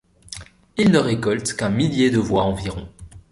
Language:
French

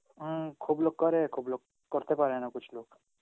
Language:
Bangla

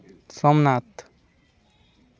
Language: Santali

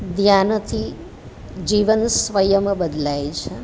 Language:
Gujarati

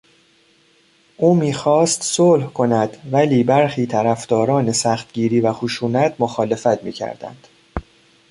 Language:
Persian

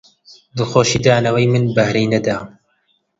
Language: Central Kurdish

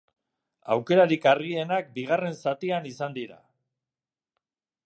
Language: Basque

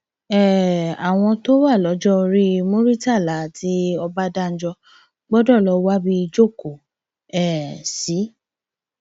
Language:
Yoruba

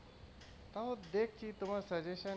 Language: Bangla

